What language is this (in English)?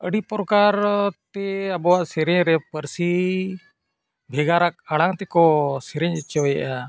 Santali